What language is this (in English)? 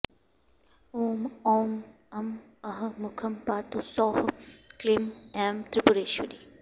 Sanskrit